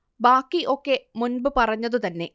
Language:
Malayalam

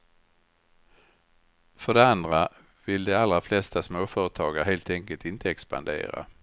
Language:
Swedish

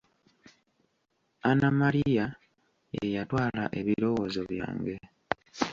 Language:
Ganda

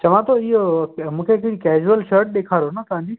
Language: Sindhi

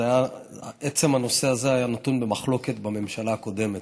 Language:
Hebrew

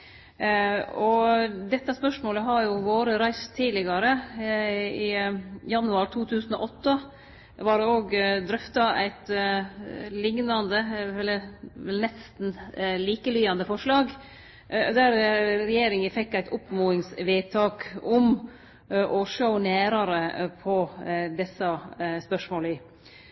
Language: Norwegian Nynorsk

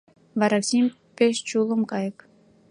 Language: Mari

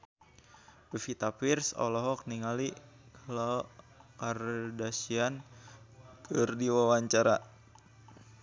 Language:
Sundanese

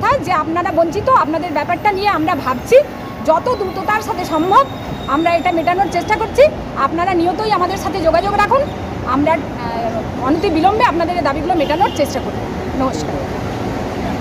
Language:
Romanian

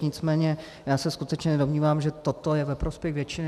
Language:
Czech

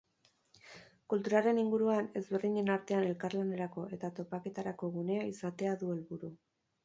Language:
Basque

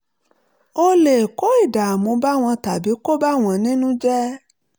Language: Yoruba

